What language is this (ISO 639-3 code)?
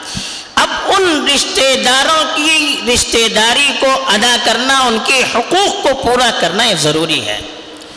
urd